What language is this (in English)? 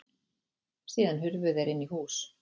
Icelandic